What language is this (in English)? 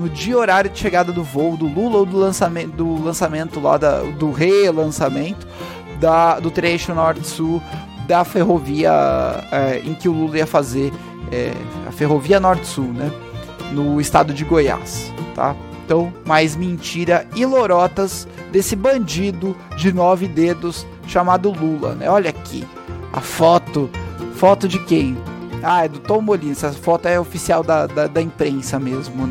Portuguese